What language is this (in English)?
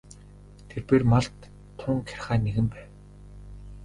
Mongolian